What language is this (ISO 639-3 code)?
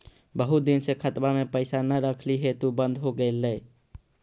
mag